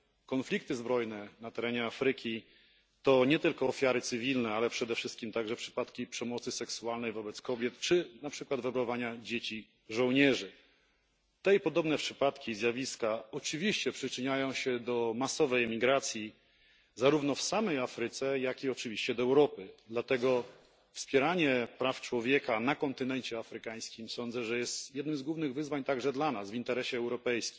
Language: Polish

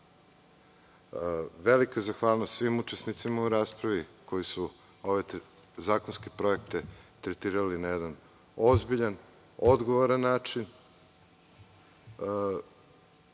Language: Serbian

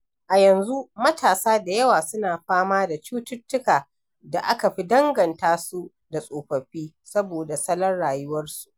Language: Hausa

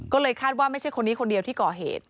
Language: Thai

